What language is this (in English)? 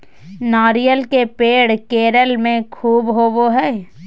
Magahi